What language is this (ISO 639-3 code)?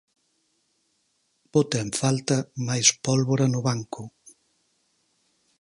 glg